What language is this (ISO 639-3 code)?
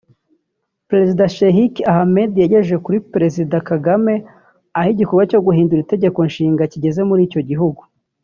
kin